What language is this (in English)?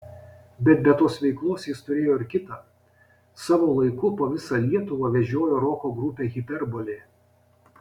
Lithuanian